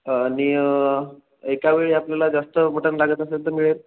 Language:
Marathi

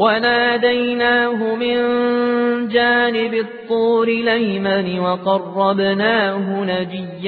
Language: Arabic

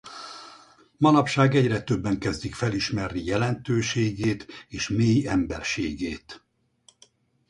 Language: Hungarian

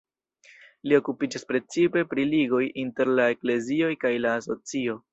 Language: Esperanto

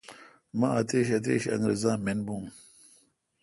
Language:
Kalkoti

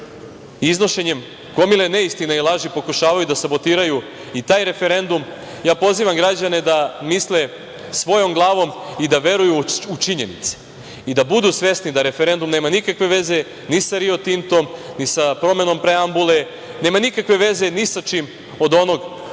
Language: Serbian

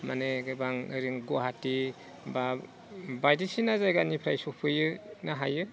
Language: Bodo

